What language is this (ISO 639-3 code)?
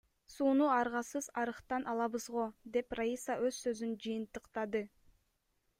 kir